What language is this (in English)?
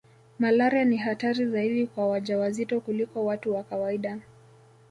Swahili